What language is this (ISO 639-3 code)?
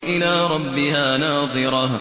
ara